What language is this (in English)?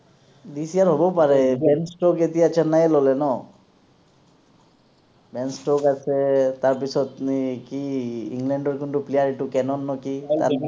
Assamese